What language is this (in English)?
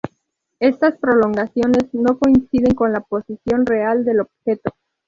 Spanish